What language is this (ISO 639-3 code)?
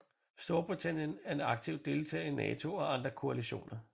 dan